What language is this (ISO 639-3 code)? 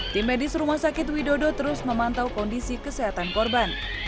ind